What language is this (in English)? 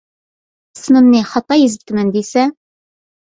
Uyghur